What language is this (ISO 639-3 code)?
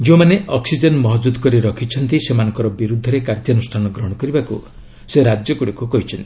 ori